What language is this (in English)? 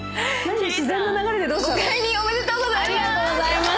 Japanese